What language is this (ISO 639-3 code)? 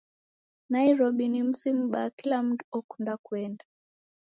dav